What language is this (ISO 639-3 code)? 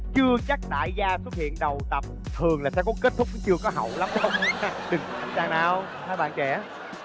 vie